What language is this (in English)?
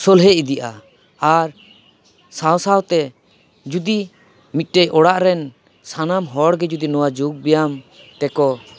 Santali